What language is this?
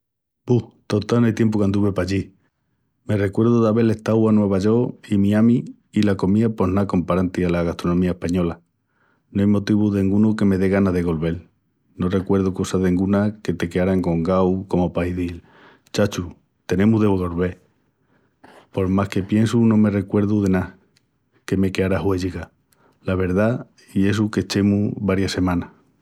Extremaduran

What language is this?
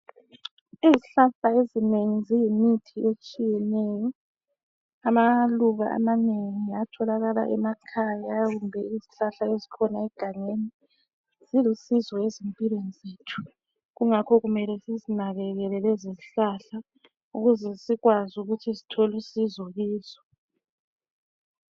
North Ndebele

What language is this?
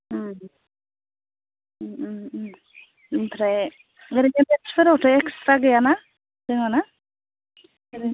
Bodo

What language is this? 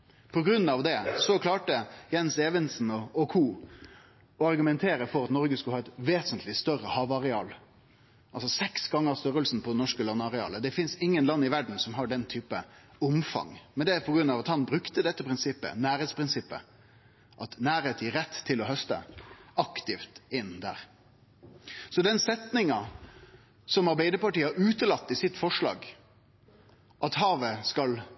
Norwegian Nynorsk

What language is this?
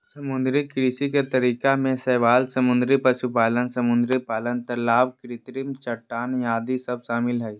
Magahi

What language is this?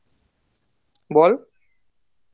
Bangla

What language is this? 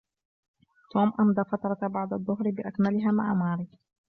Arabic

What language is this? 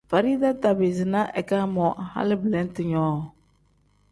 Tem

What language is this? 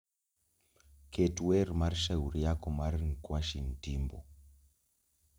Luo (Kenya and Tanzania)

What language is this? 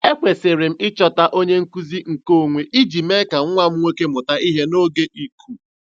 Igbo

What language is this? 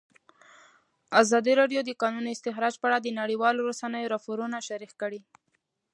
Pashto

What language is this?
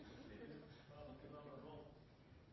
Norwegian Nynorsk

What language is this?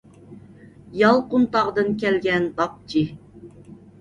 Uyghur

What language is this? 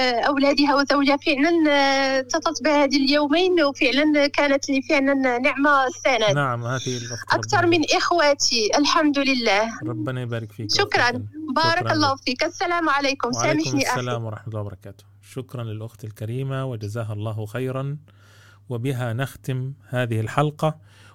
Arabic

